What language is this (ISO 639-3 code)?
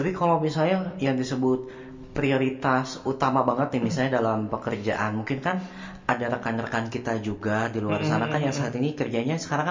ind